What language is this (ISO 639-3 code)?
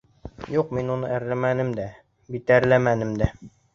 bak